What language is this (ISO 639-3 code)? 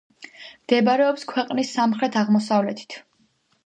kat